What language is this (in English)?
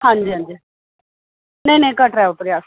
Dogri